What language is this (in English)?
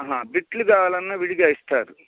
Telugu